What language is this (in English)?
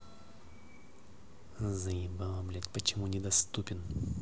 Russian